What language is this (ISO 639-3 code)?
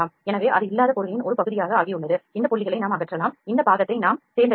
tam